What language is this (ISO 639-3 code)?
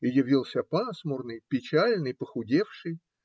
rus